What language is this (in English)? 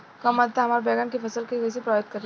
Bhojpuri